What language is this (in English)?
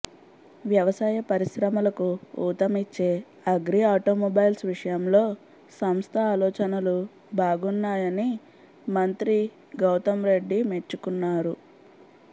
Telugu